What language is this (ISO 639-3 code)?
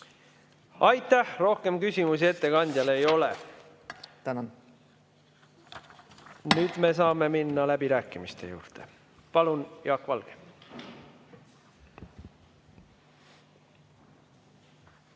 est